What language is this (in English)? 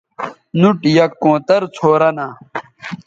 Bateri